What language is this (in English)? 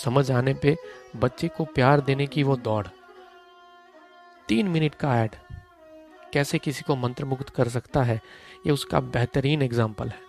Hindi